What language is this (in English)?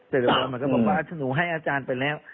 Thai